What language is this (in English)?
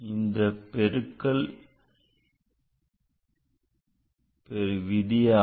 Tamil